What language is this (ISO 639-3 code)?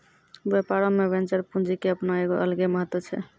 mai